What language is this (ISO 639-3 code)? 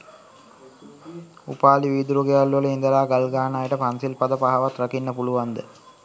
sin